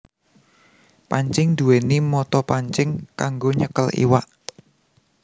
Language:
Javanese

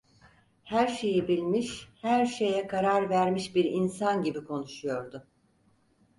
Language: Turkish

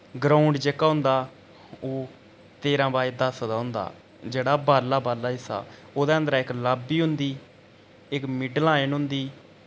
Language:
Dogri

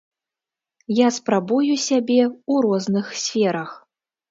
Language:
Belarusian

